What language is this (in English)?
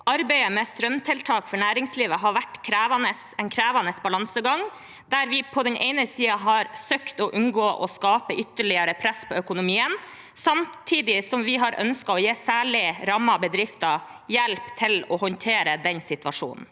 Norwegian